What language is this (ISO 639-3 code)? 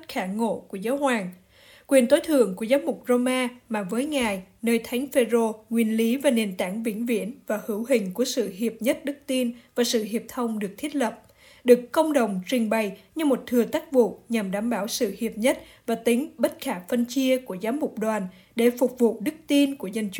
vie